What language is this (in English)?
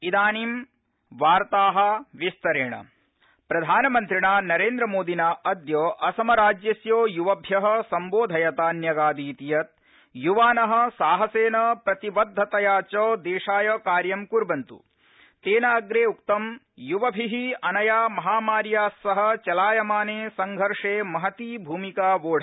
Sanskrit